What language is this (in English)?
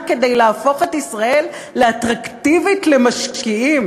Hebrew